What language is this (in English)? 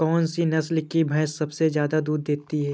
Hindi